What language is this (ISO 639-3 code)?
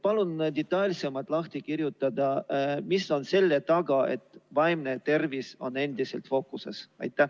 est